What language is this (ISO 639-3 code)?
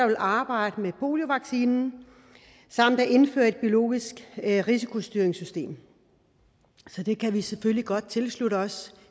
dan